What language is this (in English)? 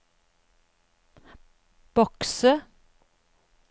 Norwegian